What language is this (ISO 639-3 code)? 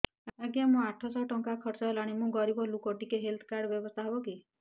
ori